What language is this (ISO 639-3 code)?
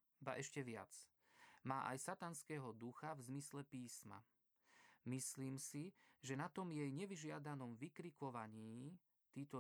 slk